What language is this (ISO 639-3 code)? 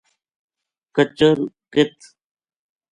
gju